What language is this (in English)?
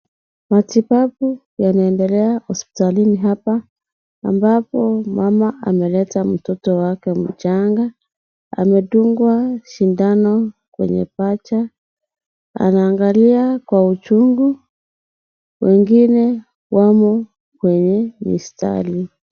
Swahili